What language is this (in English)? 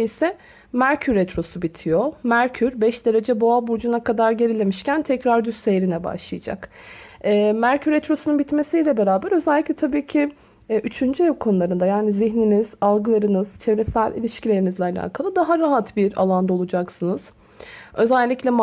Turkish